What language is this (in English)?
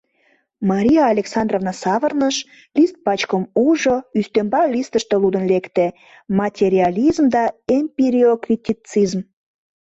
Mari